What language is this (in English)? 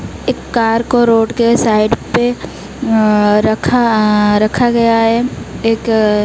Hindi